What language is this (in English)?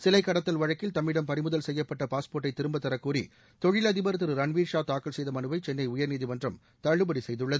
Tamil